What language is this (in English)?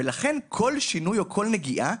Hebrew